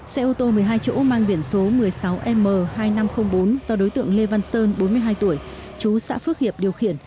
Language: Vietnamese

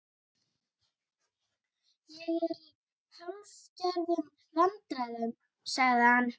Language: Icelandic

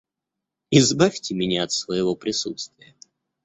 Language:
Russian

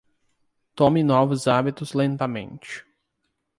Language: Portuguese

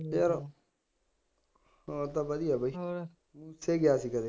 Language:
Punjabi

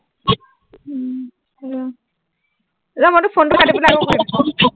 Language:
Assamese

